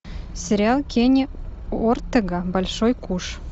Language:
Russian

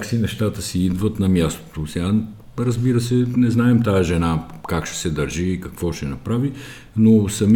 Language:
Bulgarian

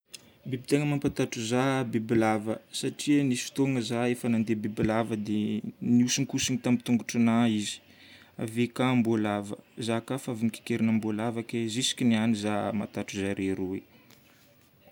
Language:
Northern Betsimisaraka Malagasy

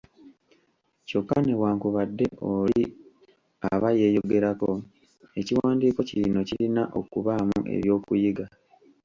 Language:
Ganda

